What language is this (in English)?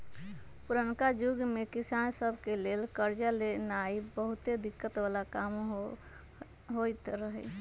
Magahi